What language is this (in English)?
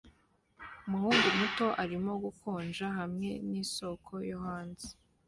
Kinyarwanda